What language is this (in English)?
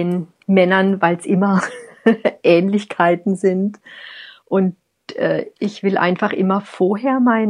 German